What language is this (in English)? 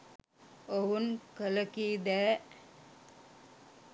Sinhala